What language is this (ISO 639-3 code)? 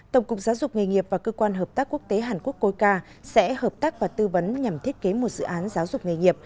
vie